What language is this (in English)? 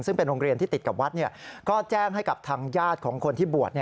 Thai